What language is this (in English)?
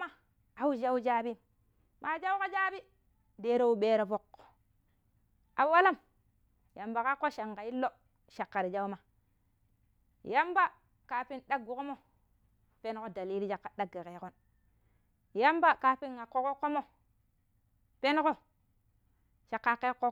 Pero